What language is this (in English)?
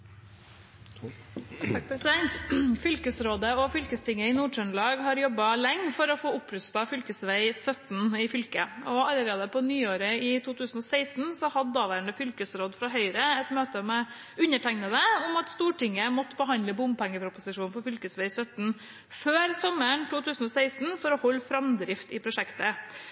Norwegian Bokmål